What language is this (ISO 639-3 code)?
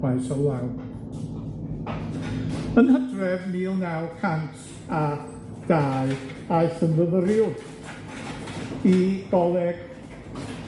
cym